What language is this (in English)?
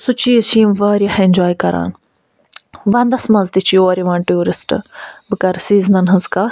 Kashmiri